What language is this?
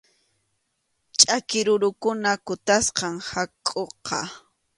Arequipa-La Unión Quechua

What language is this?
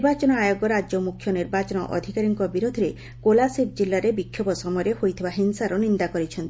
Odia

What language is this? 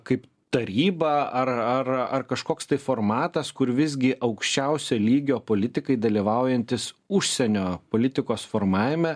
Lithuanian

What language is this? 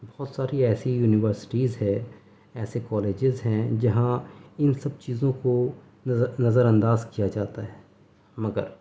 Urdu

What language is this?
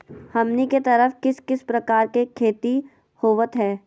Magahi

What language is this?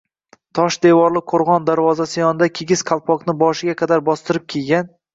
Uzbek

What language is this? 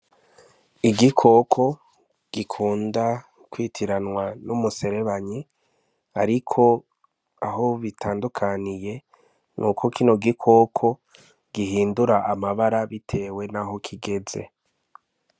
Rundi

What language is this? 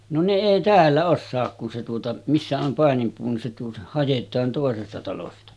Finnish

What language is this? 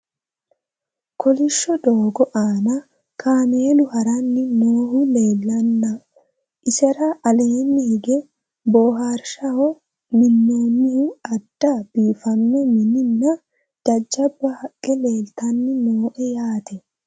Sidamo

